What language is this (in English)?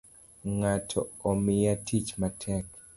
Luo (Kenya and Tanzania)